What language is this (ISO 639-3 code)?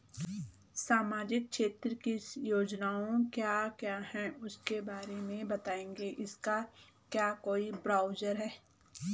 hin